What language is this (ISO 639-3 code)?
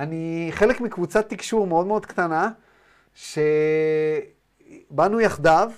heb